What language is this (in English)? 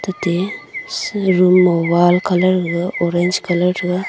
Wancho Naga